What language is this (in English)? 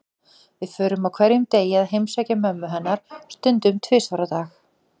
Icelandic